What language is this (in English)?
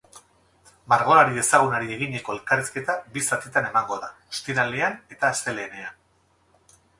Basque